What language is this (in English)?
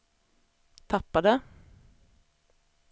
Swedish